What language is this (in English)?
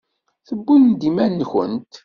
Kabyle